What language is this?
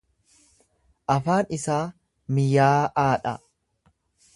Oromo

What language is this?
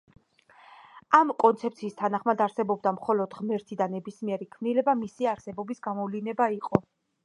Georgian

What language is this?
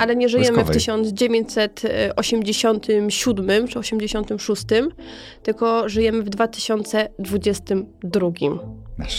Polish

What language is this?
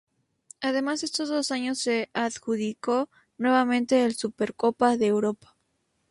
Spanish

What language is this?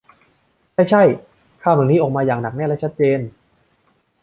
Thai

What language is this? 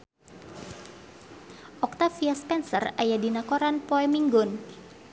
Sundanese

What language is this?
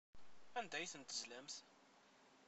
Kabyle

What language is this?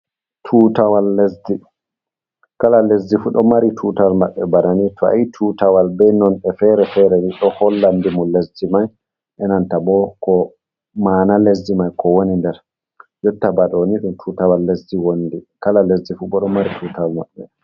Fula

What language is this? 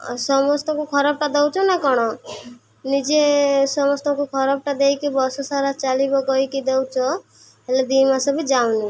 Odia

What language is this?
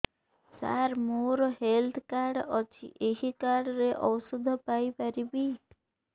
Odia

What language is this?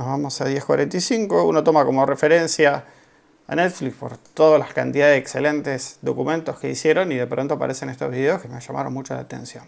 Spanish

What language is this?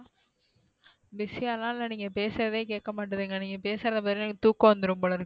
Tamil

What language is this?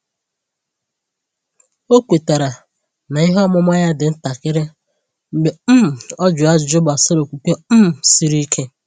Igbo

